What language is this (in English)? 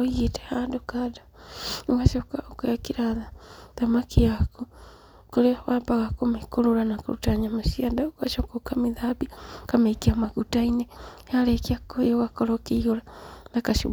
Kikuyu